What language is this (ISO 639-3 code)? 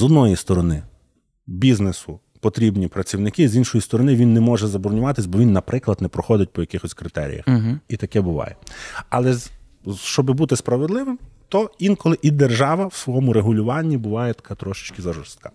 ukr